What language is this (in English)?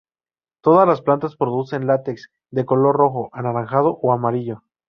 Spanish